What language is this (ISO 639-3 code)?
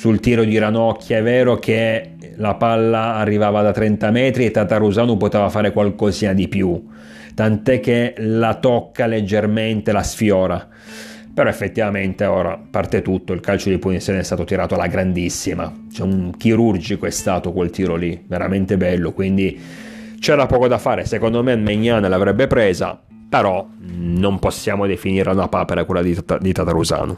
ita